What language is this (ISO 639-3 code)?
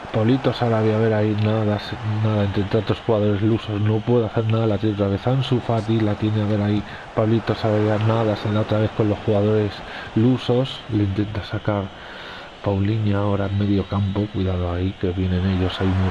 spa